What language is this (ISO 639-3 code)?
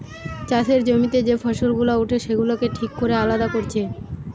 ben